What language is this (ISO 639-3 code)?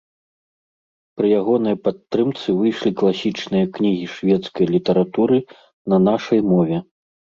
bel